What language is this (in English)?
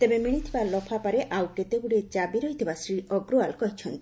Odia